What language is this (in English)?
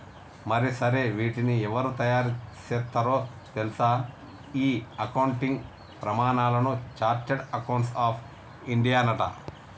Telugu